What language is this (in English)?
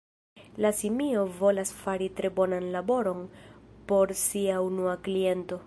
Esperanto